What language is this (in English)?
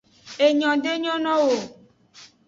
Aja (Benin)